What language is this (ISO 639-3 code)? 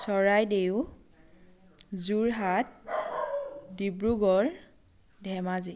asm